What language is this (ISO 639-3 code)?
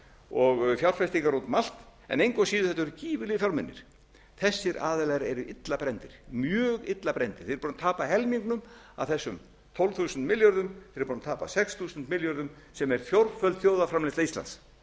isl